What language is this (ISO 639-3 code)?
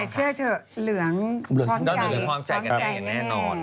tha